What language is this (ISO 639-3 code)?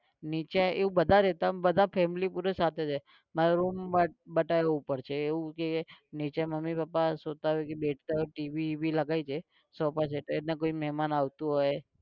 guj